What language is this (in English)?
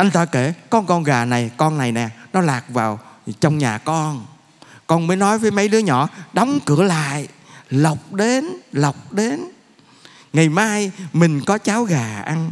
Vietnamese